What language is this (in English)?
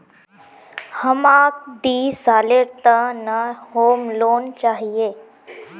Magahi